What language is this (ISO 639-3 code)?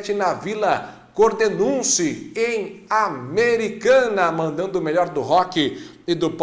por